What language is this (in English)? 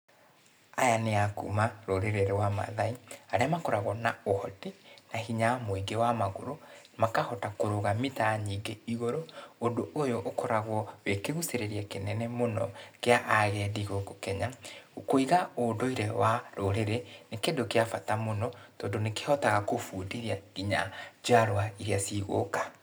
Kikuyu